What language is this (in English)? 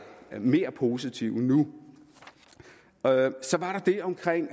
Danish